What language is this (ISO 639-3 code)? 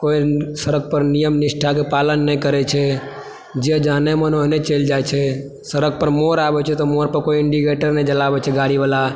mai